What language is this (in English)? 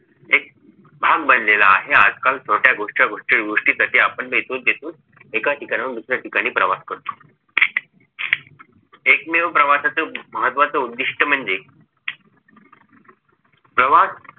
Marathi